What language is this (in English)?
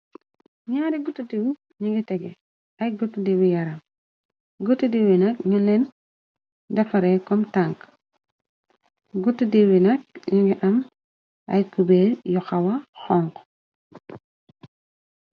Wolof